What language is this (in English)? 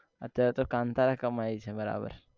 Gujarati